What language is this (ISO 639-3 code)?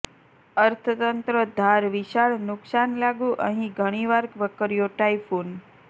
guj